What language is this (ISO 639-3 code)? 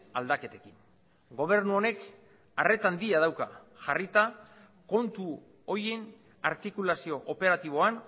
eus